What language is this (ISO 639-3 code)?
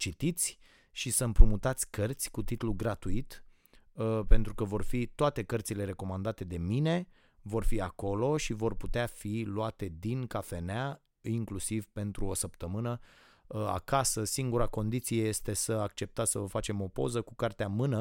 ron